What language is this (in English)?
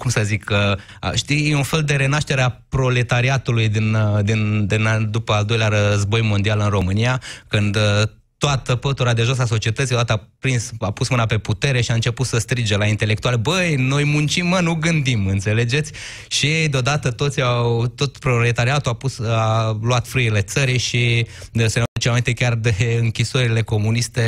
Romanian